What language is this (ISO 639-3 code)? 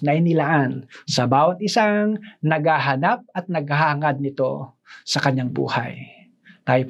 fil